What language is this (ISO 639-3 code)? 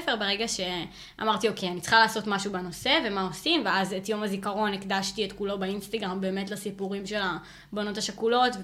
heb